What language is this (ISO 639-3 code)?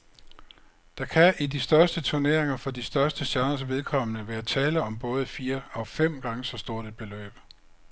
dan